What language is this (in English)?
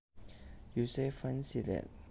Javanese